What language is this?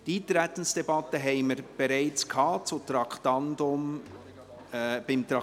Swiss German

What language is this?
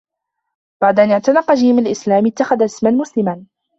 Arabic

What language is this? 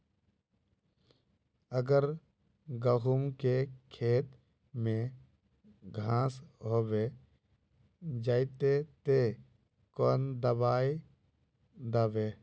Magahi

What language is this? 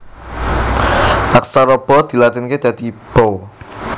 Javanese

